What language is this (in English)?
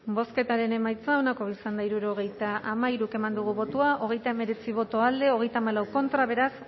Basque